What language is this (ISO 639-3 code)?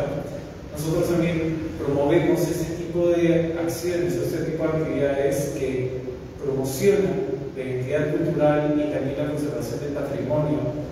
spa